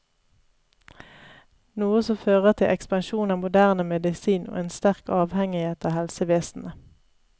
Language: Norwegian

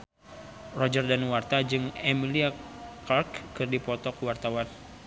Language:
Sundanese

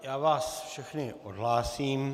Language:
Czech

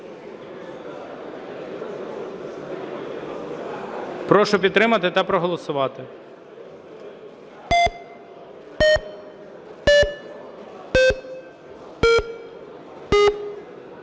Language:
Ukrainian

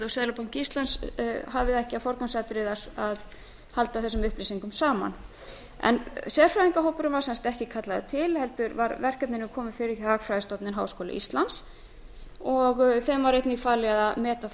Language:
Icelandic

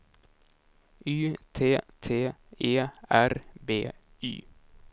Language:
Swedish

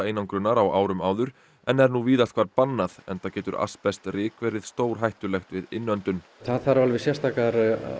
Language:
Icelandic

